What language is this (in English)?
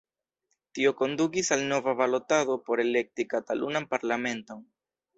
Esperanto